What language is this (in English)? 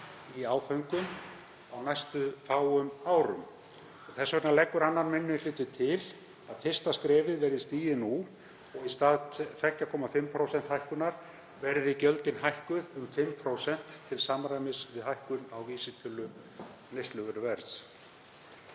Icelandic